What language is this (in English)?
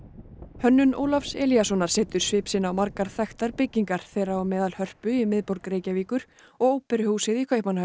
Icelandic